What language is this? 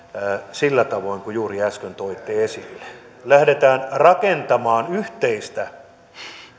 Finnish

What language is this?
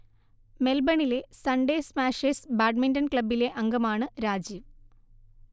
Malayalam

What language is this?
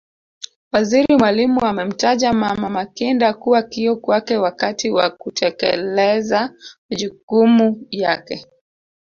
Swahili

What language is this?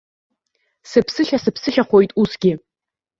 Abkhazian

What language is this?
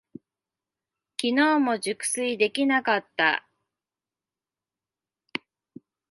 Japanese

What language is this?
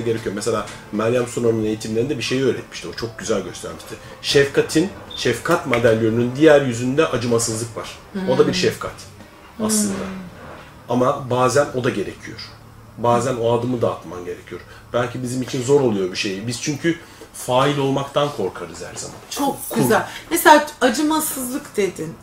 Turkish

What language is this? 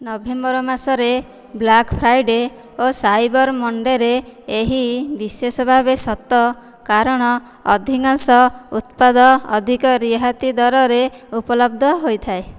Odia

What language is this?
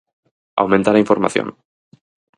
Galician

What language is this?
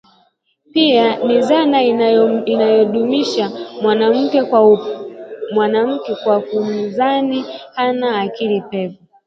Swahili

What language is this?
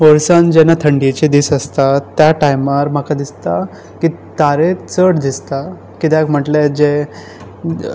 Konkani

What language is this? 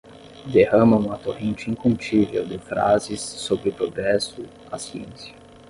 Portuguese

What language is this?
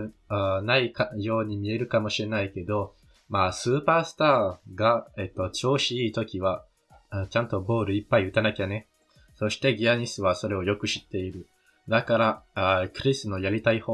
Japanese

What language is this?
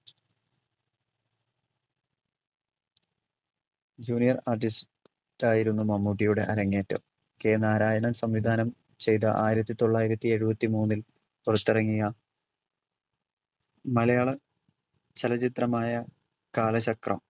Malayalam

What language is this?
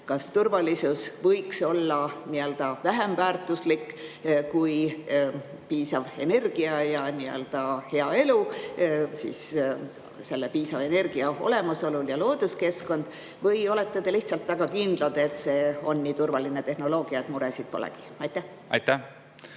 Estonian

